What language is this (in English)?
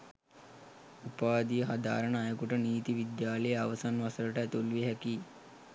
Sinhala